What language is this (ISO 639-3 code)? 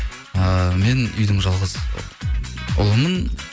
kaz